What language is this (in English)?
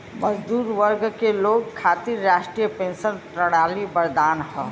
Bhojpuri